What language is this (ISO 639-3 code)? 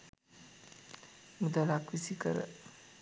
sin